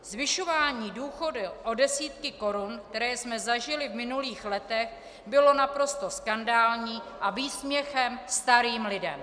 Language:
Czech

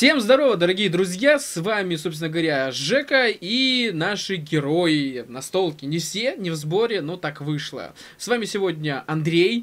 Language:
Russian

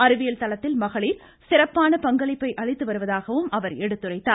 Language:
Tamil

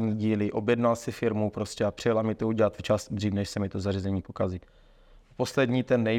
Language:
Czech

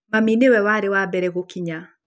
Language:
Kikuyu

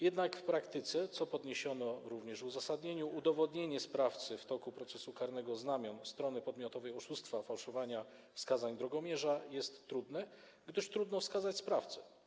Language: Polish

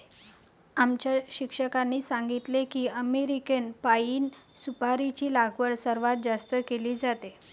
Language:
Marathi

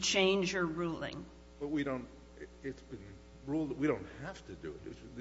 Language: English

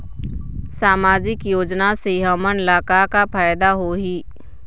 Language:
Chhattisgarhi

